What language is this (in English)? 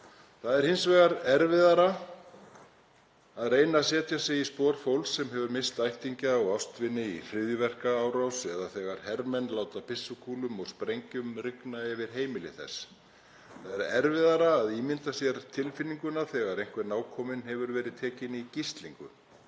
Icelandic